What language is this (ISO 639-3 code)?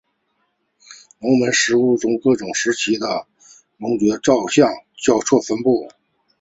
zho